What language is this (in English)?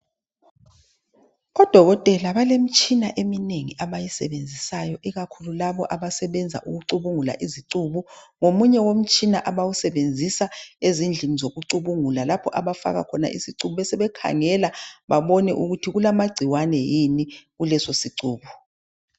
North Ndebele